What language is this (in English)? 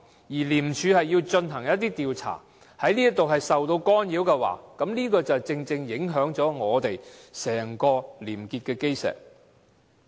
Cantonese